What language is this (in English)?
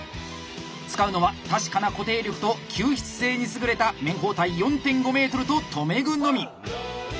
Japanese